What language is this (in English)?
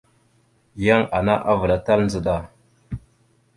Mada (Cameroon)